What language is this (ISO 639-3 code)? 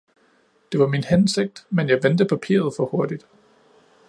dan